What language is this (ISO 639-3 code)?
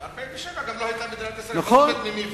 heb